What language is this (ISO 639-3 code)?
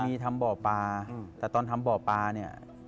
tha